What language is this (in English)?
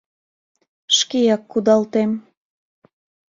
Mari